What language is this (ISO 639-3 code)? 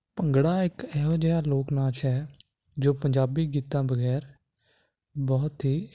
pan